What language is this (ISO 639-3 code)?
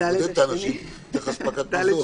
heb